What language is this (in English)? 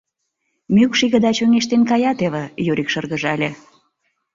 Mari